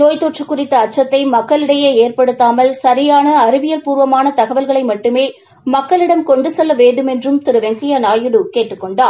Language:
Tamil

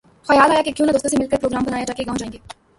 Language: Urdu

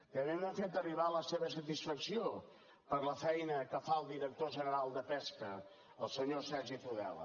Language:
Catalan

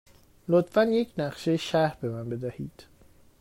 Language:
Persian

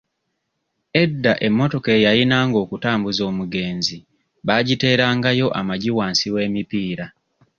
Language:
Ganda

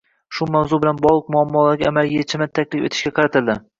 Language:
Uzbek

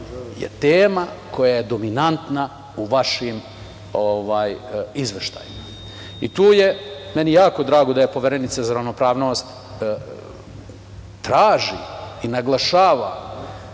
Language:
Serbian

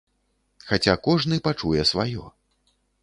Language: Belarusian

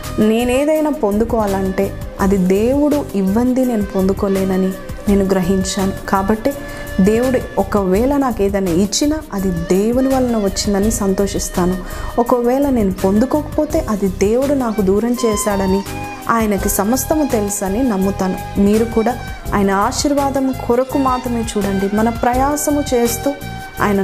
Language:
Telugu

